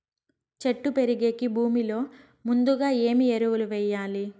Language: Telugu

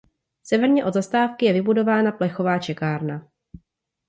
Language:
Czech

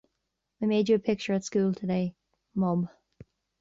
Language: English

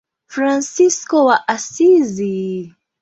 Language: Swahili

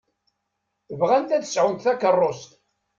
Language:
Kabyle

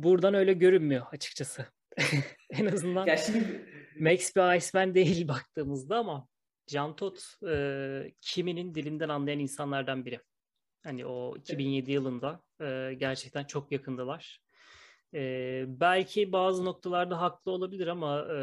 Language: Turkish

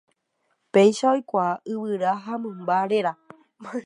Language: Guarani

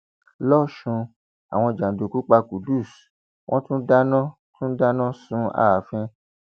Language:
Yoruba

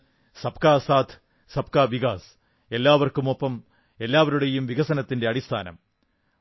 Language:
Malayalam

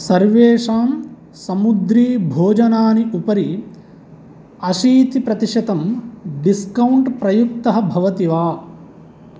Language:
Sanskrit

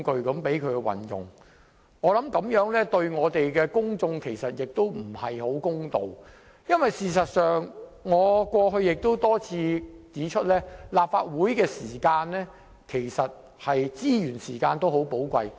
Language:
Cantonese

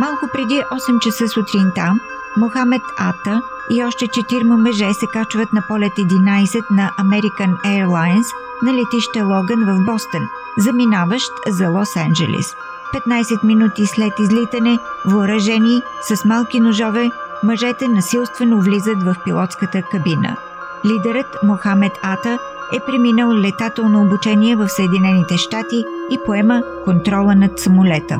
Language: Bulgarian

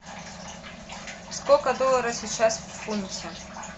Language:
Russian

